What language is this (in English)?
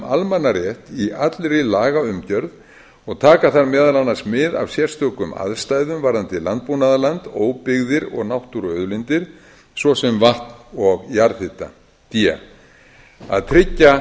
Icelandic